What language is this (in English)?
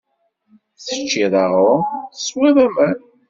Kabyle